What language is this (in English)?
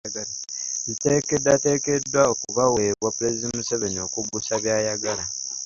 Ganda